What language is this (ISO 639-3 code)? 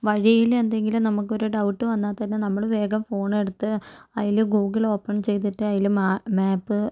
mal